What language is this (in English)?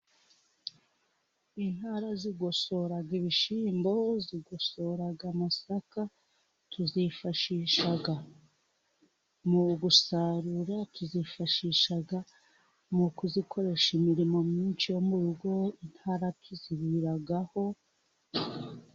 Kinyarwanda